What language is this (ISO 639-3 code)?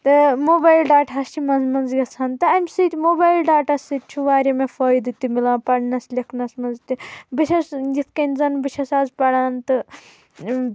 kas